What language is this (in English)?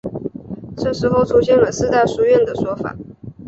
Chinese